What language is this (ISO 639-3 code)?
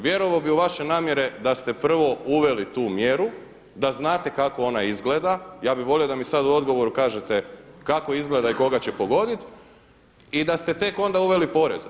hrv